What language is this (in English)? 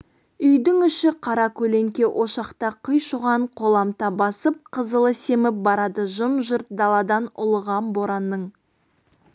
Kazakh